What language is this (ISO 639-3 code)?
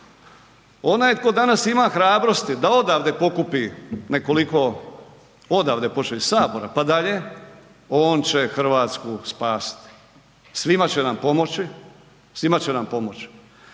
hrv